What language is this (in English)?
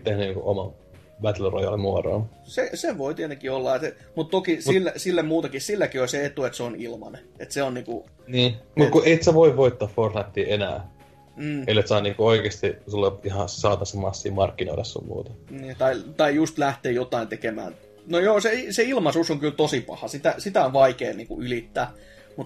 Finnish